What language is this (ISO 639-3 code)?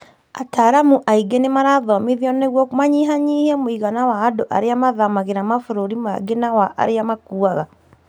kik